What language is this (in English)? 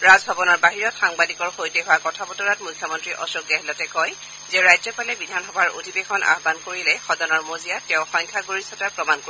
Assamese